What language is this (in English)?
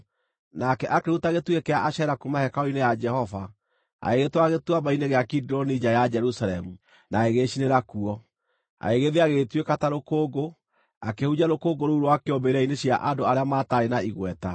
Kikuyu